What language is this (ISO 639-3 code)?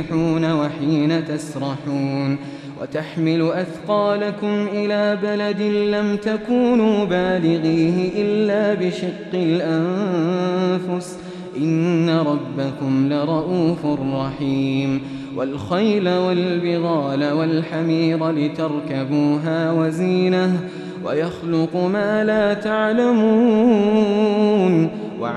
ara